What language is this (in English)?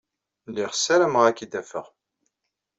Kabyle